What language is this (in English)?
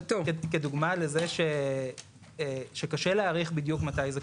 Hebrew